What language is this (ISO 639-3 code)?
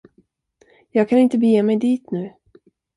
swe